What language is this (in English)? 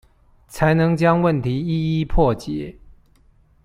Chinese